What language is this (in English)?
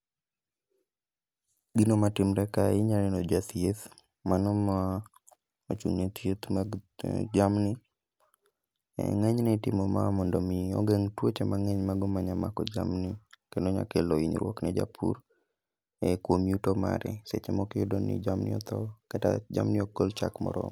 Luo (Kenya and Tanzania)